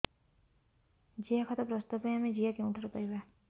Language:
Odia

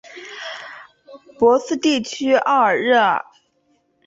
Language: Chinese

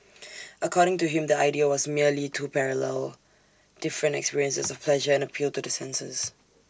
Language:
English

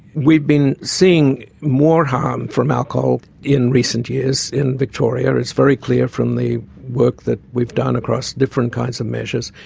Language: English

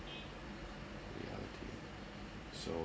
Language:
English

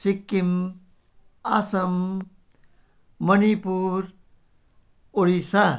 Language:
Nepali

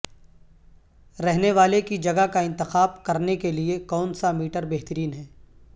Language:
Urdu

